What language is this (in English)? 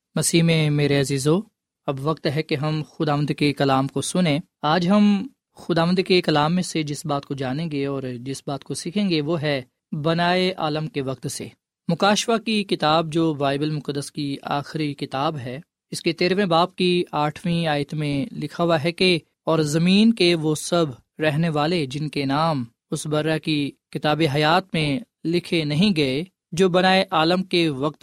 Urdu